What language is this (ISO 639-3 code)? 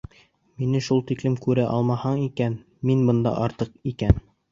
bak